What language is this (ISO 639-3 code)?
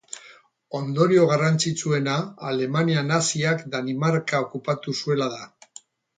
eus